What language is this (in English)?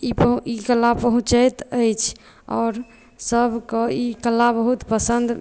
Maithili